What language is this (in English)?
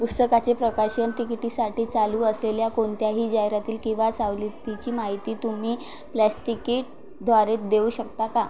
Marathi